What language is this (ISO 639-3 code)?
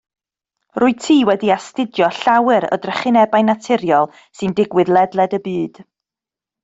cym